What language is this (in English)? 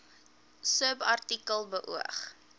Afrikaans